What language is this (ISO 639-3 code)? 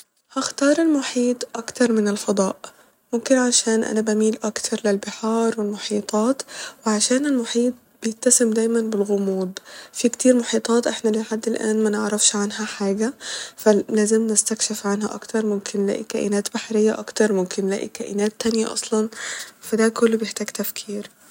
arz